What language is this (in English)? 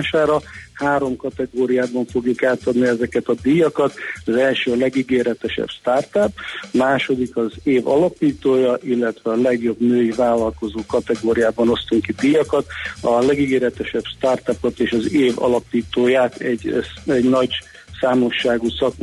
Hungarian